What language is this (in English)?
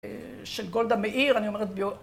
Hebrew